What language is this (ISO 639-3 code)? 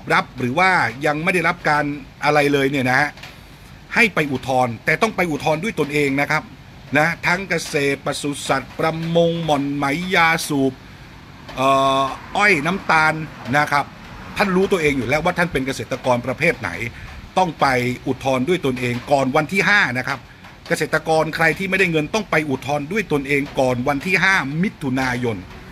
tha